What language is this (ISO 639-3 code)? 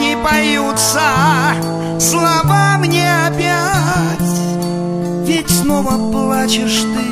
rus